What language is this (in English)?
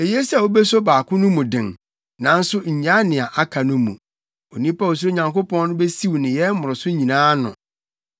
Akan